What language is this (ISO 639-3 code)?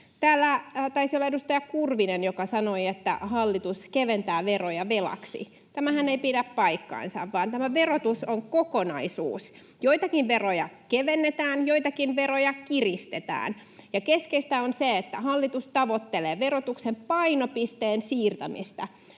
fin